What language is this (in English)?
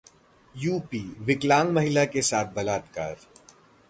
Hindi